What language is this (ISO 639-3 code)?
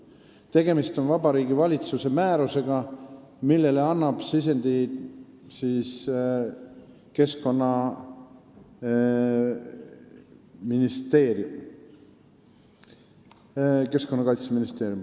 est